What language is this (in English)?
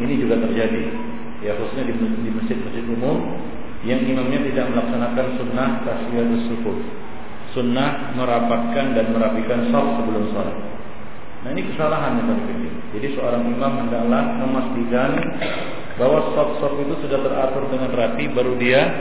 Malay